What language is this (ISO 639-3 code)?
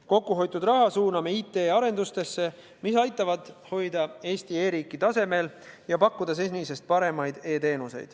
est